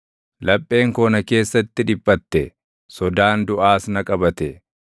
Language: Oromo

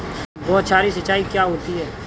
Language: Hindi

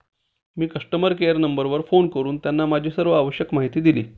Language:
Marathi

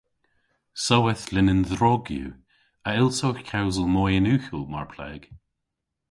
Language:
Cornish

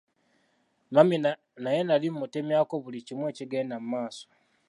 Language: Ganda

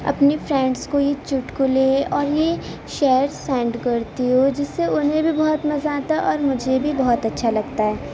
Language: Urdu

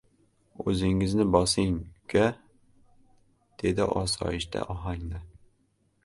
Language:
Uzbek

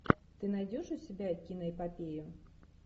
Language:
Russian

